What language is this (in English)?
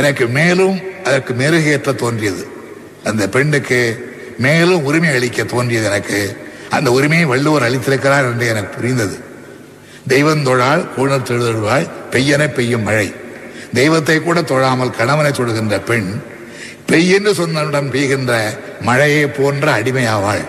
Tamil